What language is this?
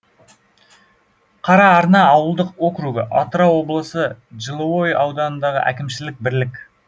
Kazakh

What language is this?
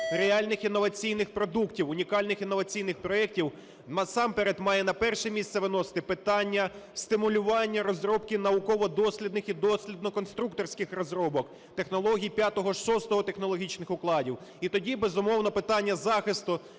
Ukrainian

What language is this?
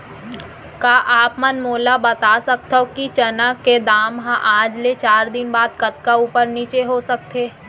Chhattisgarhi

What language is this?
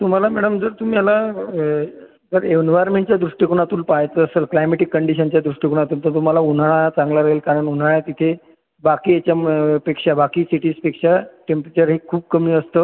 Marathi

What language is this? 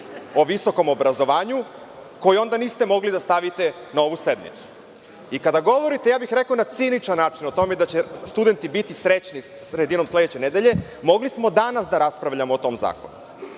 Serbian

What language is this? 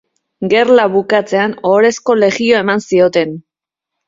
Basque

